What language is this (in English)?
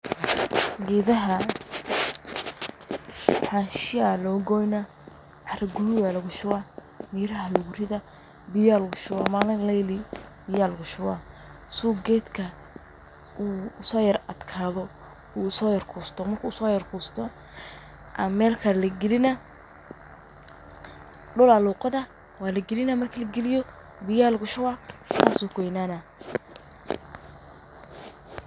Somali